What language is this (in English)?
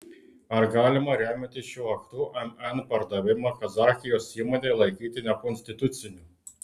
Lithuanian